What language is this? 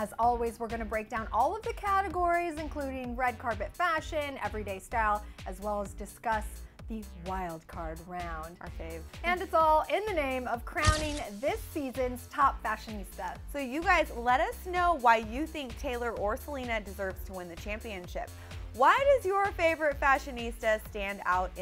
English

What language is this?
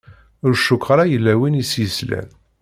Kabyle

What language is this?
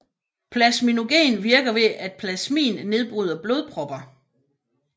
Danish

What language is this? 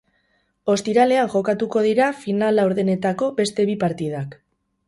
Basque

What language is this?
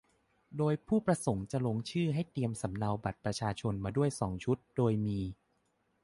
Thai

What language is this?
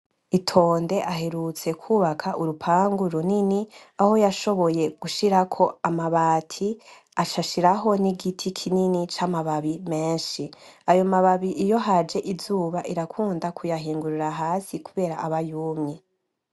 Rundi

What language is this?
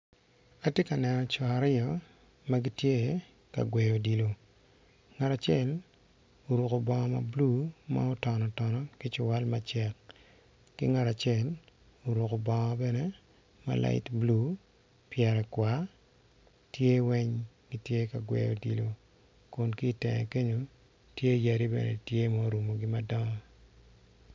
Acoli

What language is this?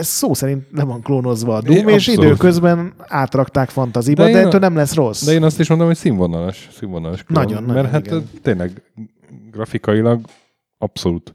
Hungarian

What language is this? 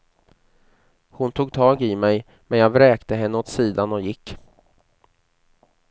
Swedish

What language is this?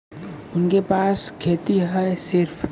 Bhojpuri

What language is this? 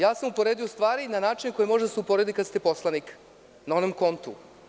Serbian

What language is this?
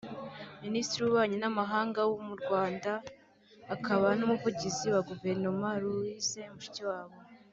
Kinyarwanda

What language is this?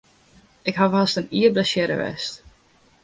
Western Frisian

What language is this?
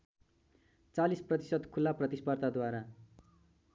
Nepali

